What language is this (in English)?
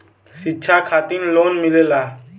Bhojpuri